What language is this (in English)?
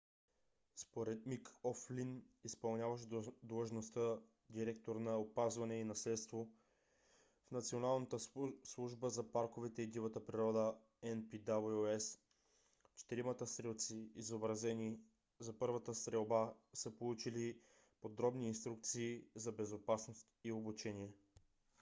Bulgarian